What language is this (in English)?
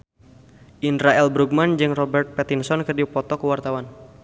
Sundanese